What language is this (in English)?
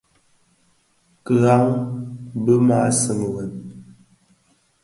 Bafia